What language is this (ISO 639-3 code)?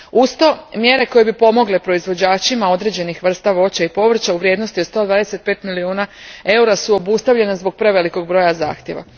hrv